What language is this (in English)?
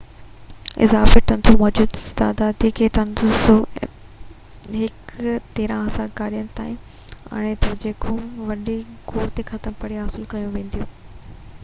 Sindhi